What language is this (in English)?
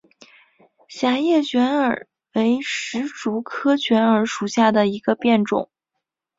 Chinese